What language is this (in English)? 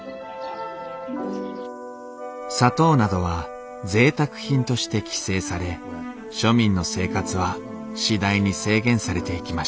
Japanese